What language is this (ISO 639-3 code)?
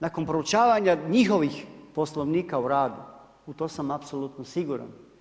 hrv